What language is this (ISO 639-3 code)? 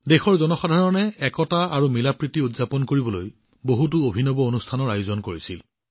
asm